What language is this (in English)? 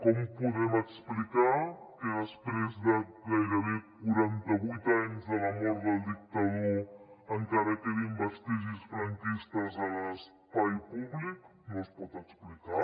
Catalan